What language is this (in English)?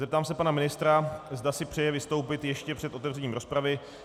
Czech